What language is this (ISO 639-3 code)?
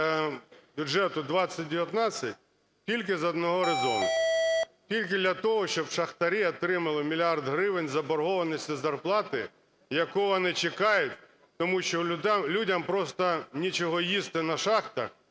ukr